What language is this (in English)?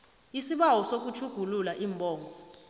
South Ndebele